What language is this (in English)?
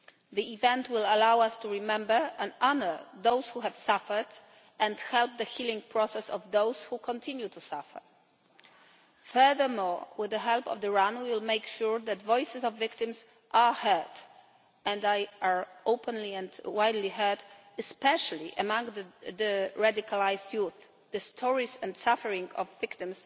English